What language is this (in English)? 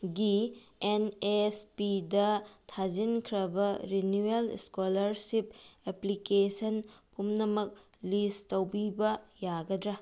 Manipuri